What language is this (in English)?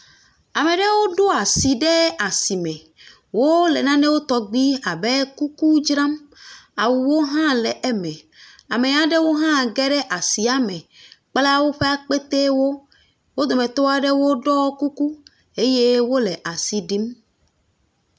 Ewe